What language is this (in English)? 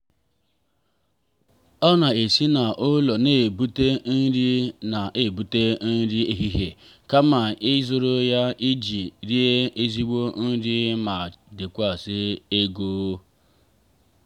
Igbo